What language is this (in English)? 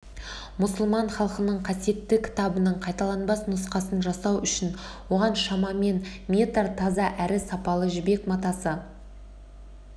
Kazakh